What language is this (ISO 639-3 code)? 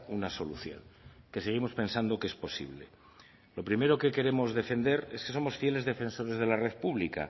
spa